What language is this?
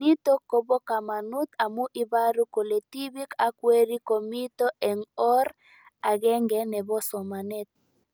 Kalenjin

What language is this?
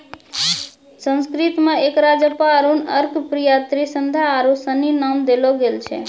Maithili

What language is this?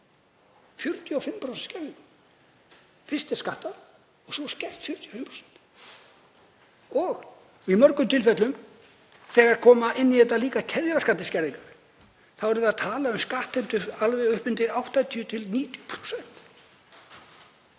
Icelandic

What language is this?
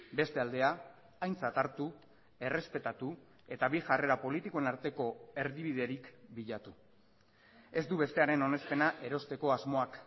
Basque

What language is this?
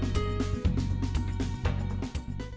Vietnamese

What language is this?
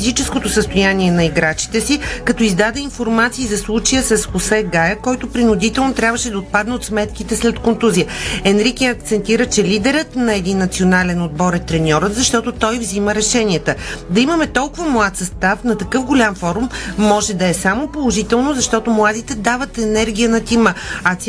Bulgarian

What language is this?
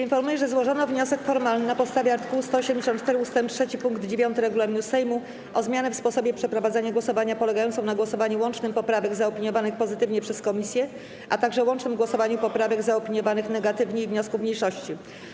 Polish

